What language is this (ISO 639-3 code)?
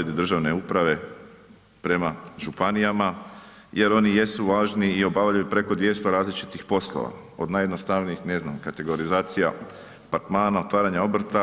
hrv